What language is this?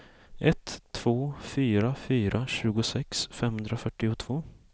Swedish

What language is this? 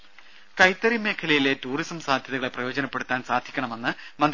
Malayalam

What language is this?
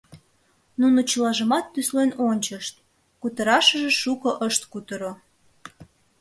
Mari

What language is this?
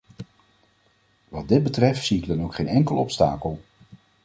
Dutch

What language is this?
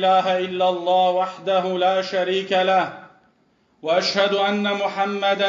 Arabic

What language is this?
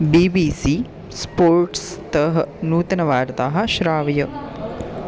Sanskrit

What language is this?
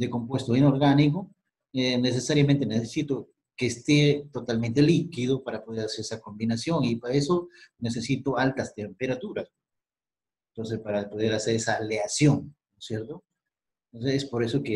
Spanish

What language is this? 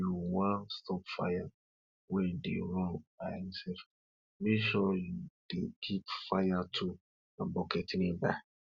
Nigerian Pidgin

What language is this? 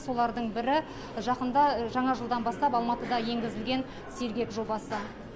Kazakh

